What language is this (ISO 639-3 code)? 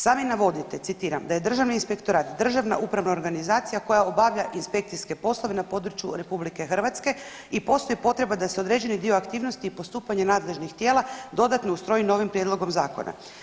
hrv